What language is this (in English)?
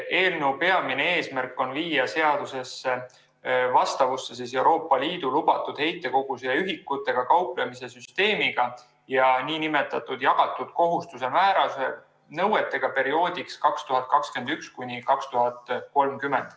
Estonian